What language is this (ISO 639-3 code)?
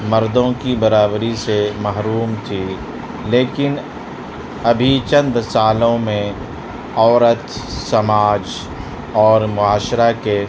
urd